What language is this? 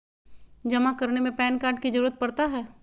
Magahi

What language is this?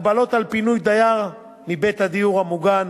Hebrew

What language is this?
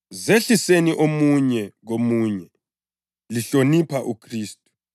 North Ndebele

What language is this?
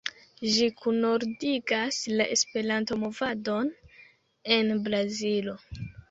Esperanto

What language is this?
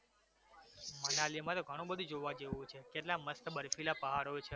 Gujarati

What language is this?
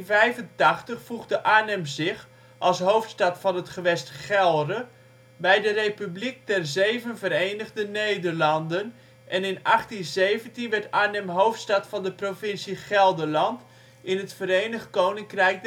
Dutch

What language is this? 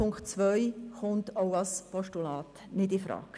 Swiss German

